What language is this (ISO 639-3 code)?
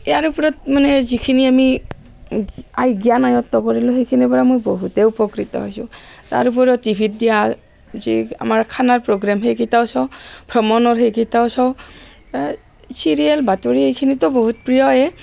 asm